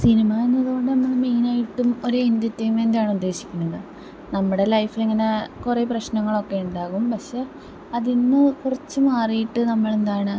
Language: Malayalam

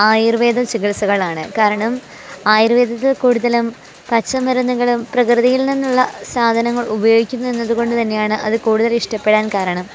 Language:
Malayalam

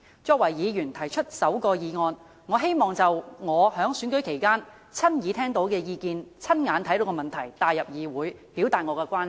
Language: Cantonese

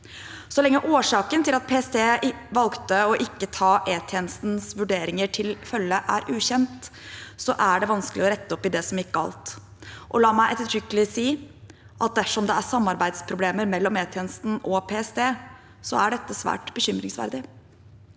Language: Norwegian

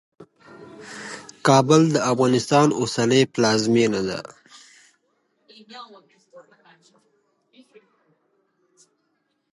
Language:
Pashto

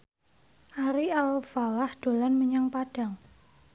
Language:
Javanese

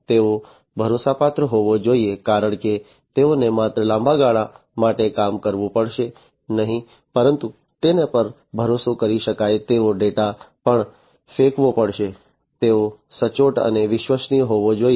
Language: Gujarati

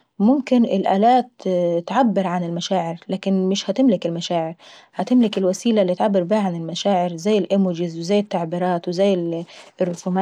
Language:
Saidi Arabic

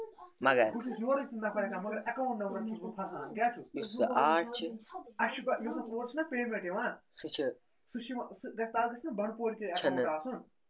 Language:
Kashmiri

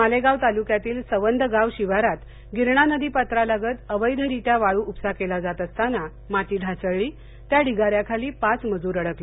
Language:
Marathi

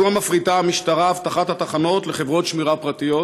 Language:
Hebrew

